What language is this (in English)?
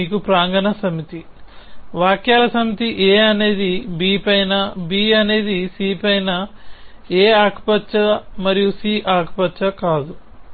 Telugu